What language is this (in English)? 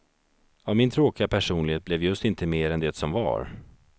Swedish